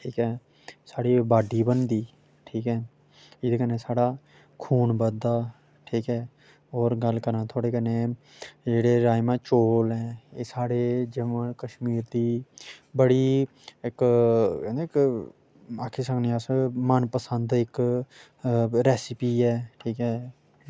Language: Dogri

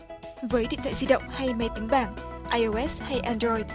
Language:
Vietnamese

